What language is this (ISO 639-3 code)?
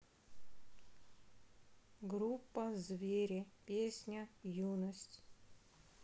rus